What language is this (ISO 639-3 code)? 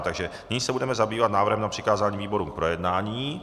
ces